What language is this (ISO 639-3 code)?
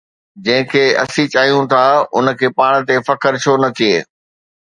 snd